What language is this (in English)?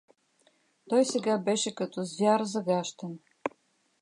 Bulgarian